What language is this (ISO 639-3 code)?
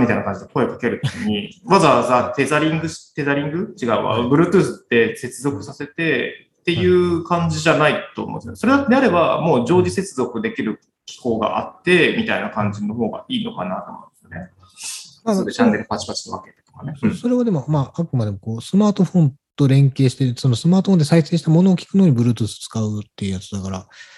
jpn